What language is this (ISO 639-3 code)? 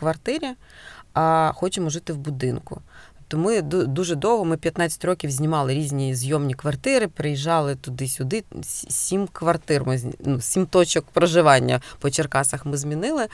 ukr